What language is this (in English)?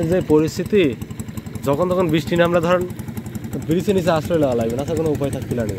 Romanian